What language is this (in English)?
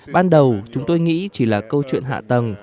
Vietnamese